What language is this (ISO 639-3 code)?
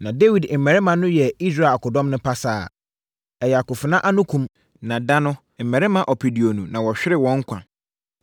aka